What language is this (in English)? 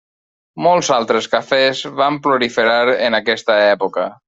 Catalan